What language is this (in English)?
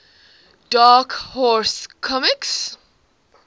English